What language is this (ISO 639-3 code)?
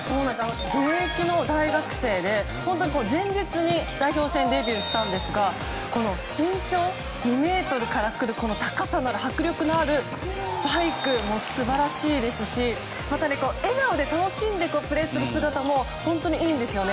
jpn